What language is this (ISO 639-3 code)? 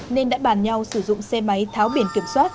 vie